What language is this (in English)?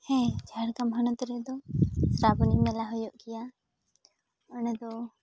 Santali